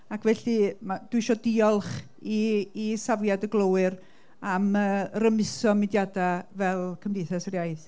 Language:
Welsh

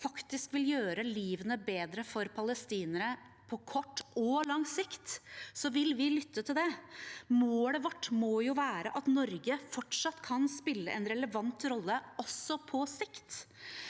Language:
Norwegian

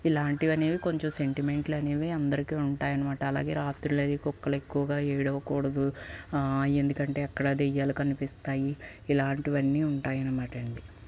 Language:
Telugu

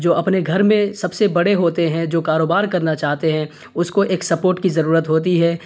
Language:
Urdu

